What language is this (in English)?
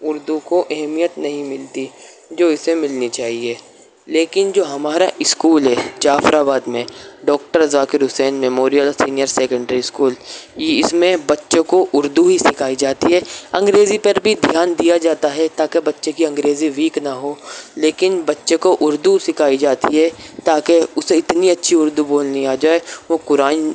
Urdu